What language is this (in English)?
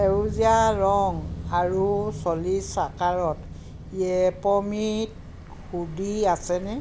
Assamese